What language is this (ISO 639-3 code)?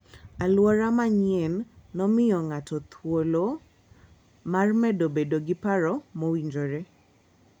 luo